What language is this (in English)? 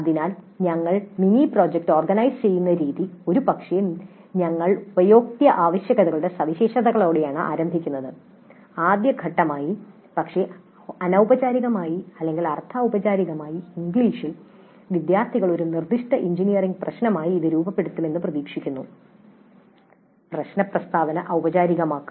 Malayalam